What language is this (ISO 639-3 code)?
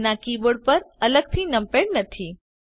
guj